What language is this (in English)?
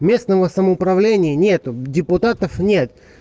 Russian